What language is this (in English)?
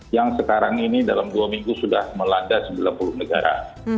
Indonesian